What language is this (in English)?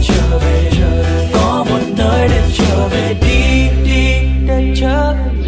Vietnamese